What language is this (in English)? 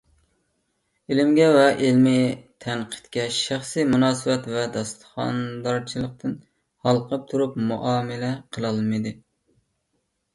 Uyghur